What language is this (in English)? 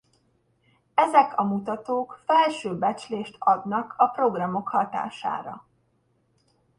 Hungarian